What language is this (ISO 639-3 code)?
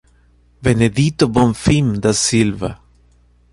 por